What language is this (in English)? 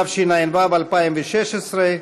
Hebrew